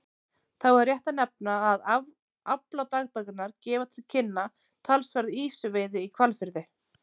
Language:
Icelandic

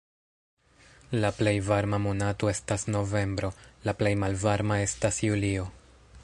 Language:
Esperanto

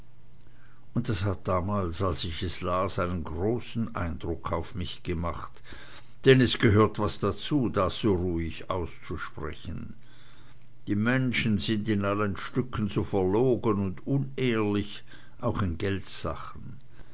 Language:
German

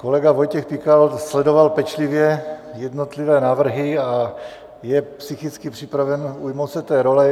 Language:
Czech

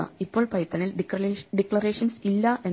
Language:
Malayalam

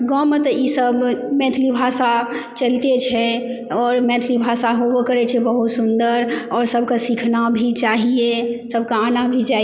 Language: Maithili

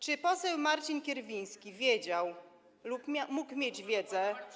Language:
Polish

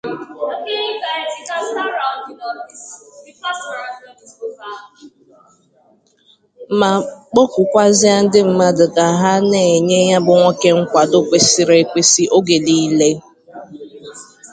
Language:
Igbo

